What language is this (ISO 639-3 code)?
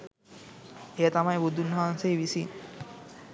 sin